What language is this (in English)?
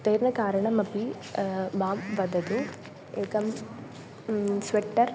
Sanskrit